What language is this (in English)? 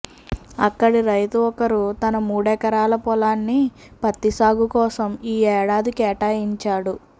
Telugu